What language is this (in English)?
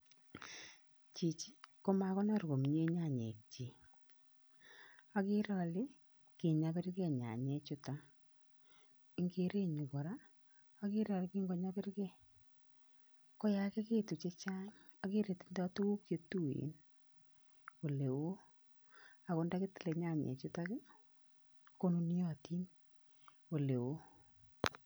Kalenjin